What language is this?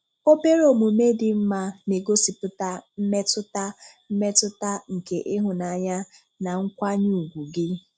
Igbo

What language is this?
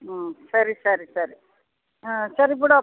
Kannada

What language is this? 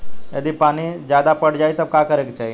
Bhojpuri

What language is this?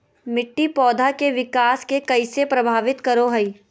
Magahi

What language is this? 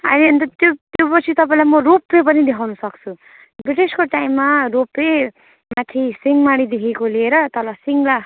Nepali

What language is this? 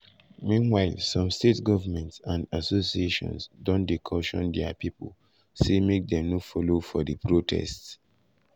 Nigerian Pidgin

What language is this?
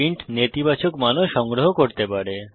Bangla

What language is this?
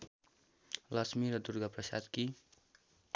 Nepali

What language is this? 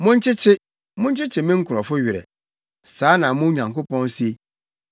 Akan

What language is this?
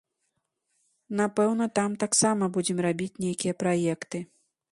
Belarusian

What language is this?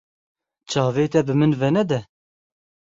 Kurdish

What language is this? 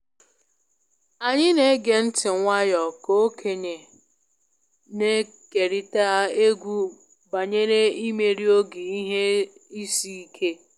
Igbo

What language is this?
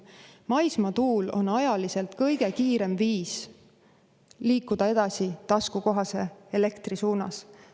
Estonian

